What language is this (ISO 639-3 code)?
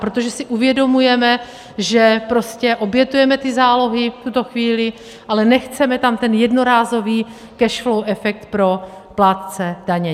ces